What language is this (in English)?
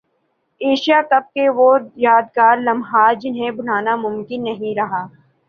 Urdu